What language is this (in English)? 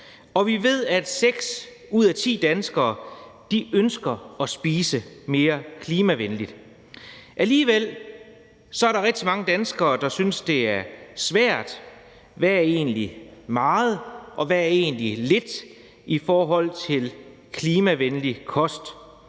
Danish